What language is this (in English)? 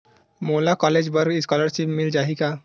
Chhattisgarhi